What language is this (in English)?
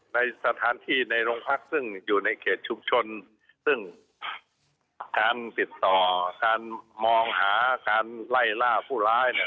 Thai